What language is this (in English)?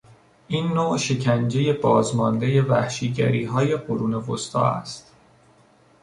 Persian